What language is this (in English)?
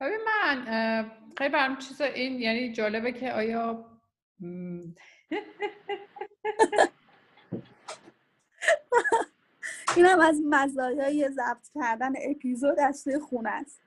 Persian